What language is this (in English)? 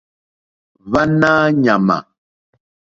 Mokpwe